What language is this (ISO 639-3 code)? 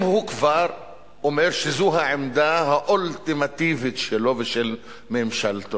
heb